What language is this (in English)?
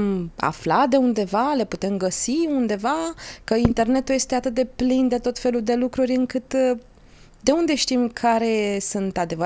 Romanian